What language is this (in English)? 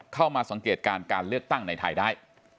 Thai